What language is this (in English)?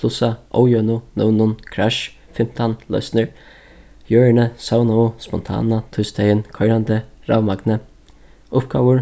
Faroese